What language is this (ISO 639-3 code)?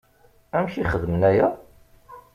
kab